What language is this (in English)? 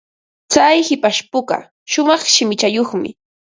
Ambo-Pasco Quechua